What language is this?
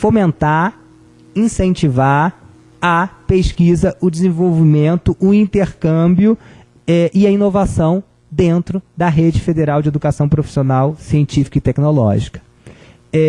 Portuguese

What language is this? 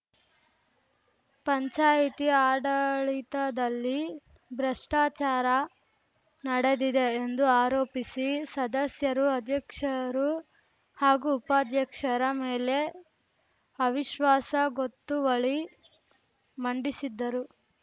Kannada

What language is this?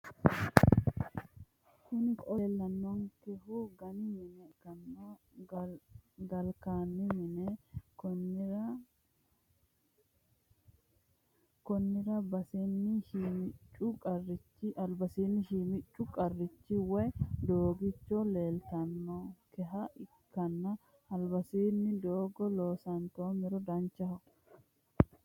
Sidamo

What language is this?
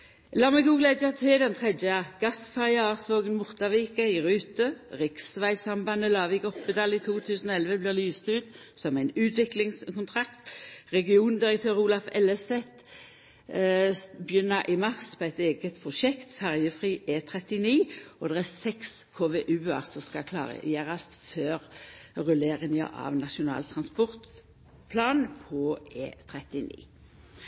Norwegian Nynorsk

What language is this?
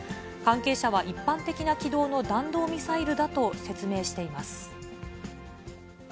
Japanese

